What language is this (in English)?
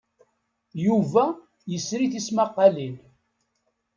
Kabyle